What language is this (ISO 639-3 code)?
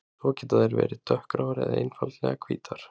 isl